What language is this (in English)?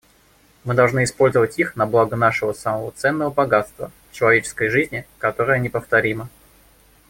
Russian